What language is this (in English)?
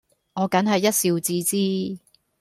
Cantonese